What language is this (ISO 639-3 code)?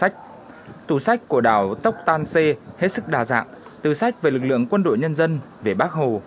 vie